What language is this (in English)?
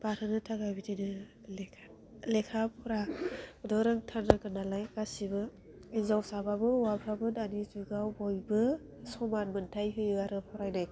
Bodo